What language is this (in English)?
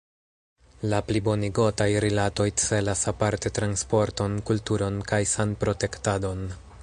Esperanto